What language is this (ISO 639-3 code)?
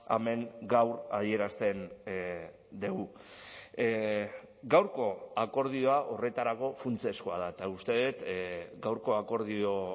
eus